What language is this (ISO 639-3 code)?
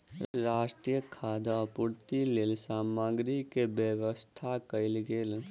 mai